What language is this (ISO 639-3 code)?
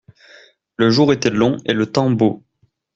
fra